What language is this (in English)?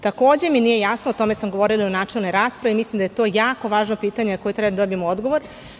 Serbian